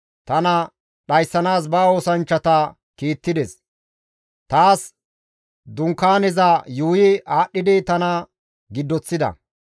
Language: Gamo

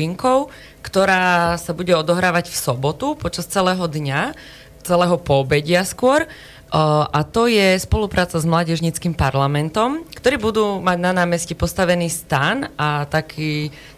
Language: Slovak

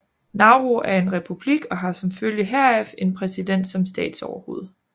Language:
Danish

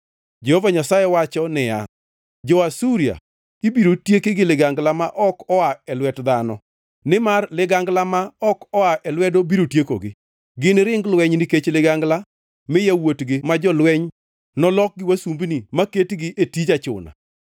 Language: Luo (Kenya and Tanzania)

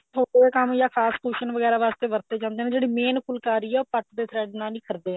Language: Punjabi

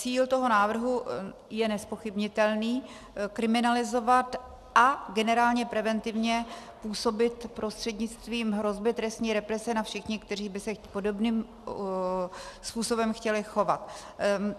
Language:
Czech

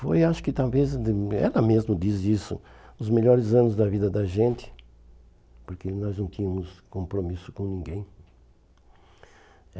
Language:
Portuguese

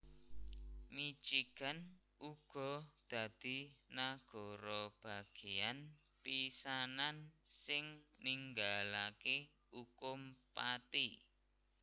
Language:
Javanese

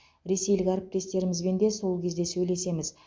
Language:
Kazakh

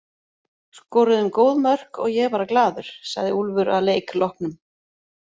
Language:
Icelandic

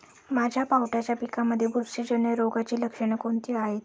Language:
Marathi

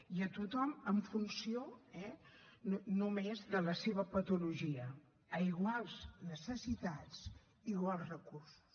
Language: Catalan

